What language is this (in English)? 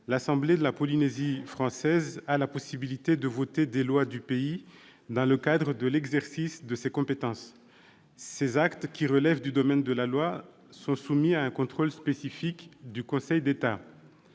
French